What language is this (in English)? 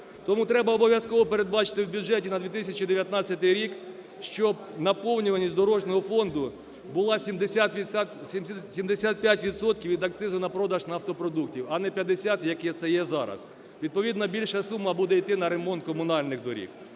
Ukrainian